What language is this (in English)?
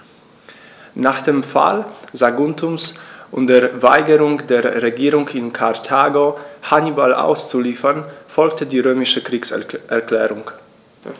German